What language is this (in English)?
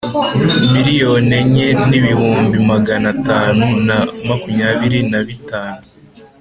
Kinyarwanda